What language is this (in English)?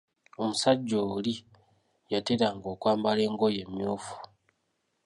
Ganda